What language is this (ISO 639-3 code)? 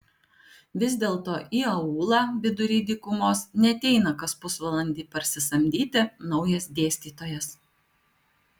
lit